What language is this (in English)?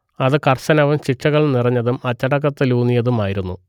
Malayalam